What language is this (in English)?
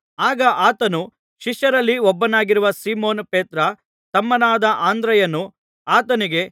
Kannada